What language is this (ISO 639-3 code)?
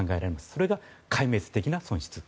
jpn